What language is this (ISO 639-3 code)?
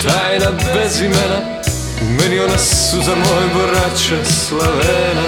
hrv